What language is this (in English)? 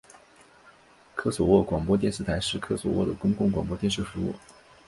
Chinese